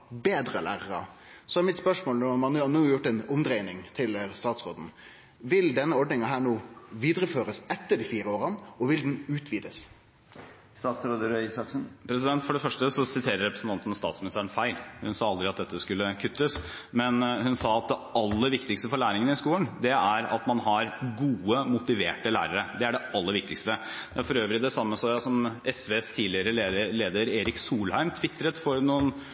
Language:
Norwegian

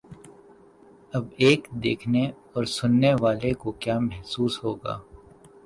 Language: Urdu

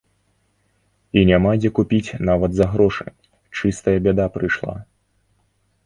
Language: Belarusian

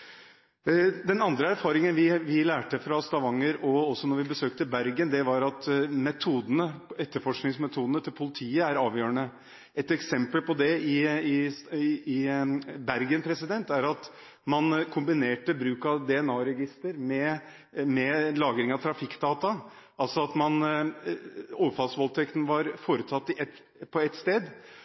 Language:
Norwegian Bokmål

